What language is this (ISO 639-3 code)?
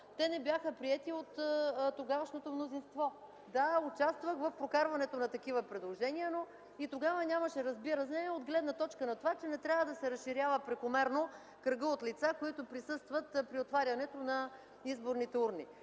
bul